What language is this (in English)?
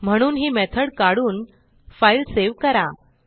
Marathi